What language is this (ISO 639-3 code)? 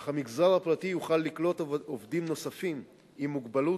heb